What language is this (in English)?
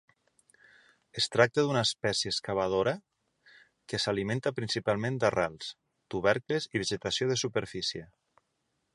Catalan